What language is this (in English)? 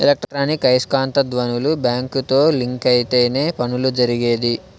Telugu